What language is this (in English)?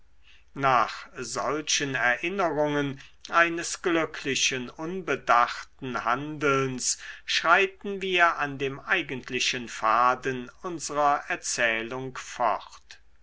German